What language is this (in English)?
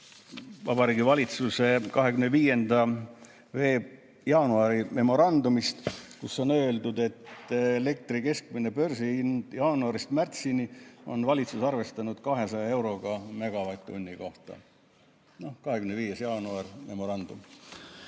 Estonian